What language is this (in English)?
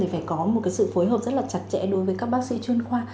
Vietnamese